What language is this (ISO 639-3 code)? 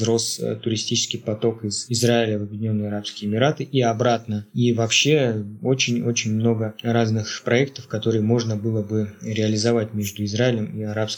rus